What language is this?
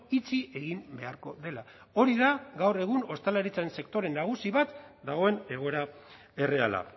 Basque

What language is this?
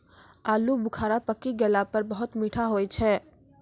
Maithili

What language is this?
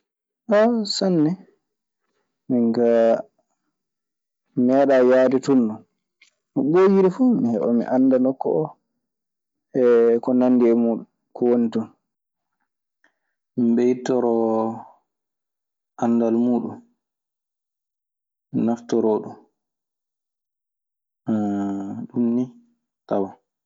Maasina Fulfulde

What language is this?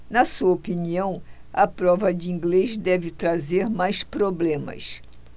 Portuguese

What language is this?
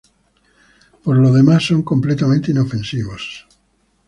Spanish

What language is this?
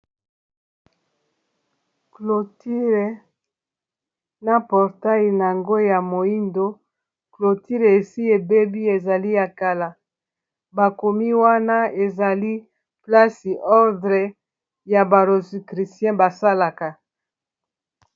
Lingala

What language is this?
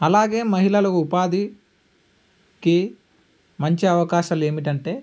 Telugu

